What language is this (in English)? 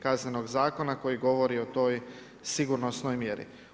Croatian